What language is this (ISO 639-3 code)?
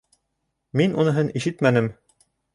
bak